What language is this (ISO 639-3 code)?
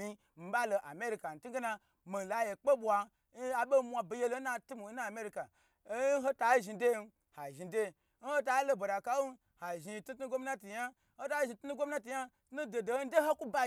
gbr